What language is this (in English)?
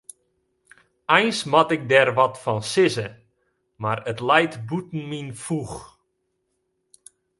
Western Frisian